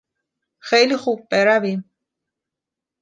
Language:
Persian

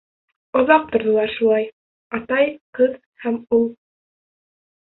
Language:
Bashkir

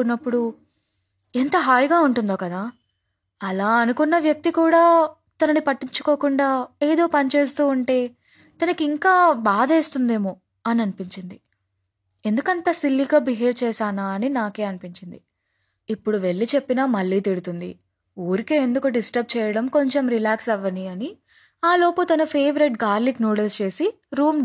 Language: Telugu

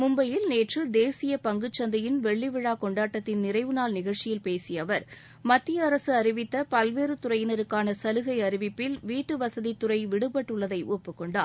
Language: Tamil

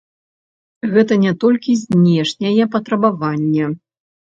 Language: Belarusian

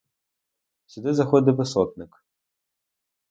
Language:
Ukrainian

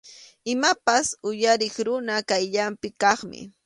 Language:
Arequipa-La Unión Quechua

